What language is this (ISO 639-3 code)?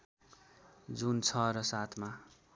nep